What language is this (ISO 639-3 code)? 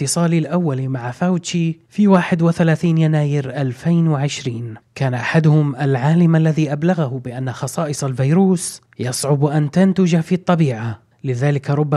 ara